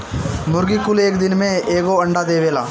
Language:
Bhojpuri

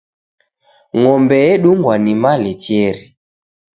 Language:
Taita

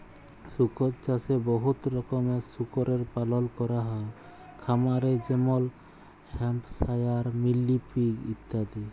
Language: Bangla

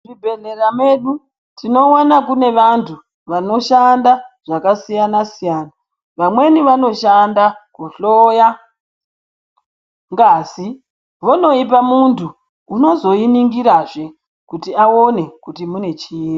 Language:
Ndau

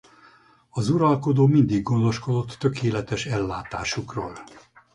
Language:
Hungarian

